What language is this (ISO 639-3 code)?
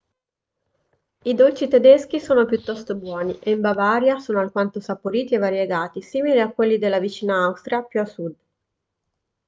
ita